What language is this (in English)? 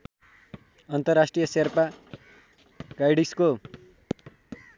Nepali